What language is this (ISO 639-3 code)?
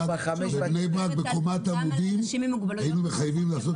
heb